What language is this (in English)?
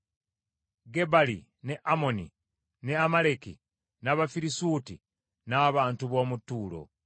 Ganda